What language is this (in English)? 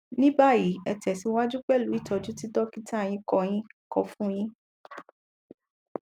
Yoruba